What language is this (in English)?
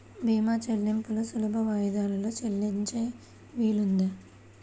Telugu